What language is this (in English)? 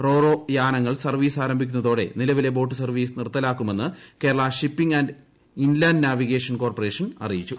Malayalam